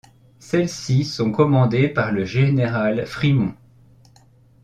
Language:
French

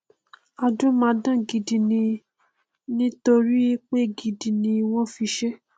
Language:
Yoruba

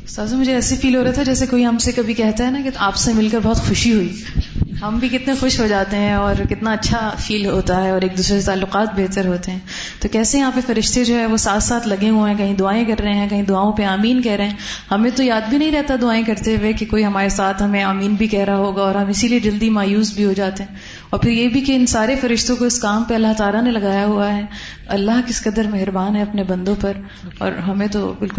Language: Urdu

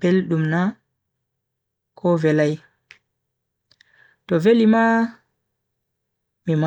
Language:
Bagirmi Fulfulde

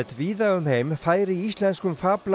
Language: Icelandic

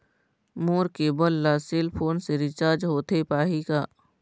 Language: Chhattisgarhi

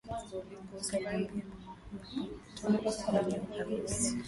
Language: Swahili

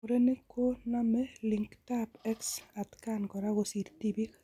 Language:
Kalenjin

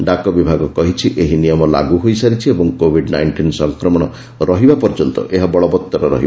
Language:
Odia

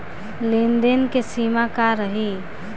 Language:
Bhojpuri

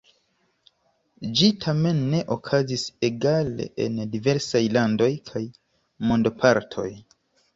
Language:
Esperanto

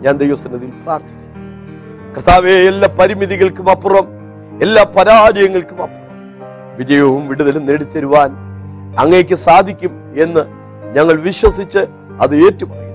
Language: Malayalam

